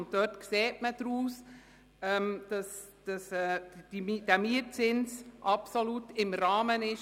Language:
Swiss German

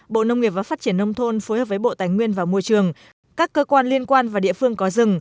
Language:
Vietnamese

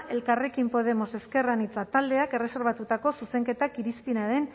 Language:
Basque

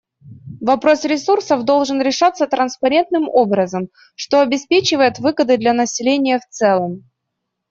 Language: Russian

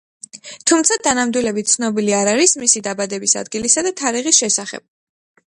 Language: Georgian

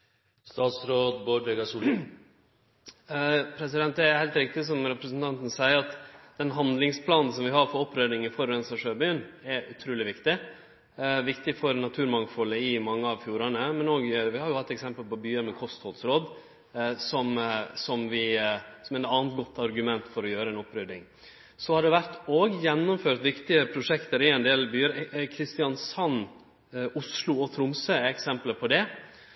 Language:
Norwegian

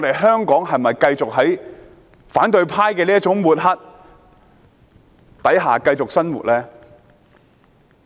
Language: Cantonese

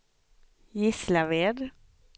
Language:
Swedish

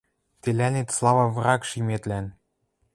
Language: Western Mari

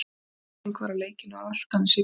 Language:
Icelandic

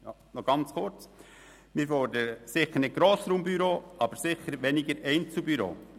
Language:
Swiss German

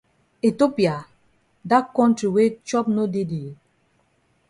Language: Cameroon Pidgin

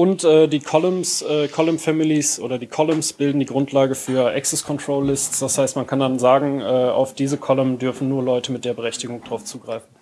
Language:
German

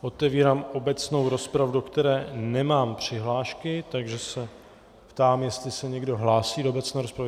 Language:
Czech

